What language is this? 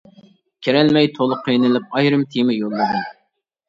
Uyghur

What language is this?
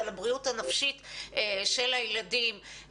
Hebrew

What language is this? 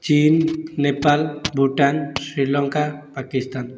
Odia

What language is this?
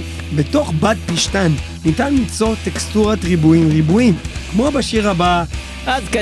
Hebrew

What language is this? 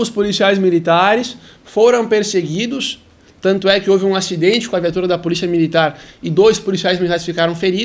Portuguese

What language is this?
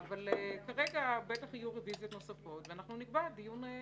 Hebrew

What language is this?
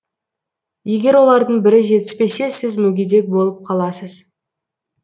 Kazakh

